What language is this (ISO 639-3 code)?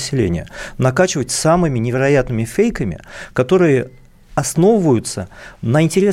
rus